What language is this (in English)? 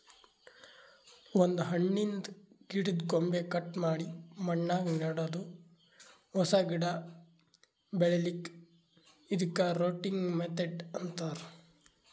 Kannada